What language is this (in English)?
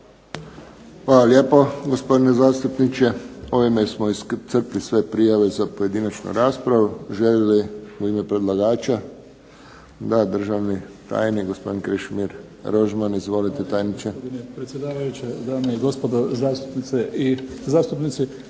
Croatian